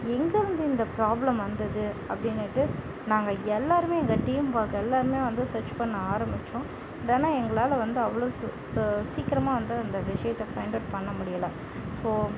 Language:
Tamil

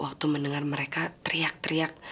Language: Indonesian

